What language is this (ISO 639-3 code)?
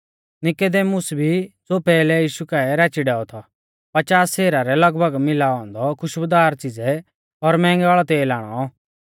bfz